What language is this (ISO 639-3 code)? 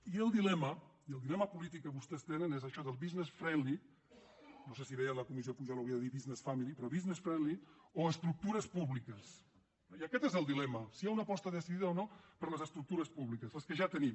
cat